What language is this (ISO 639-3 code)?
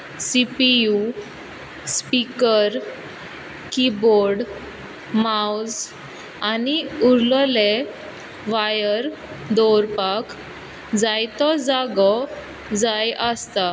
kok